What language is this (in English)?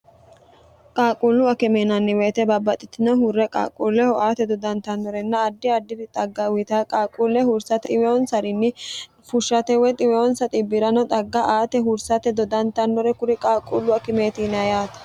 Sidamo